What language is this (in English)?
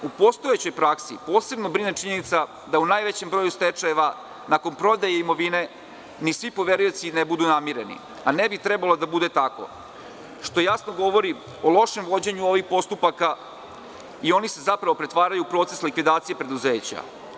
Serbian